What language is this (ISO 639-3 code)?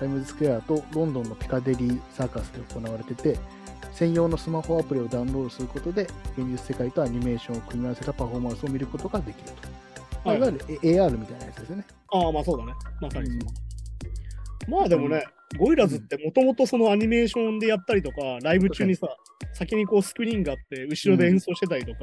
jpn